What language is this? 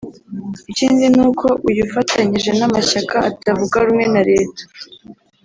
Kinyarwanda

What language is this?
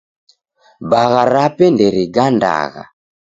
Taita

